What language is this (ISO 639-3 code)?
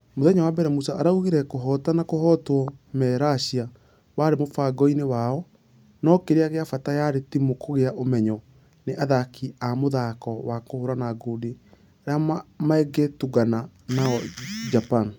kik